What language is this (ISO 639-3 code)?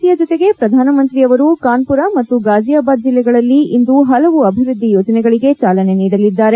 kan